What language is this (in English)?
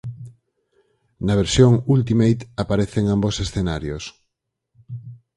Galician